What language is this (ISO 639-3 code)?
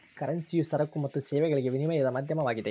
kan